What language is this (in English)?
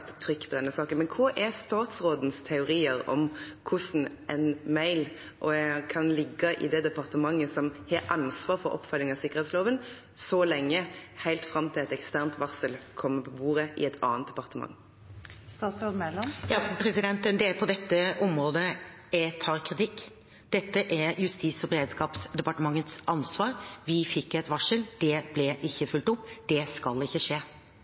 Norwegian Bokmål